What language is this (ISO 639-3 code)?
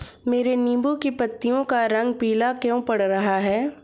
hin